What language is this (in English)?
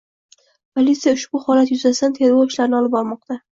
Uzbek